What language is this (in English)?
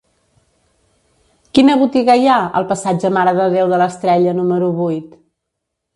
Catalan